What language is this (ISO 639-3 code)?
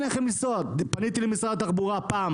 heb